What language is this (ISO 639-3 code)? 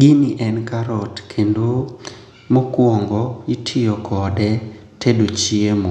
luo